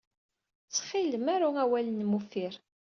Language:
Kabyle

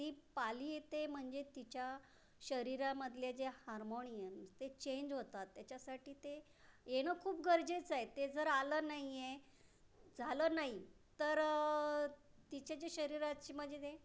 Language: Marathi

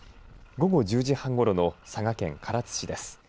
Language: Japanese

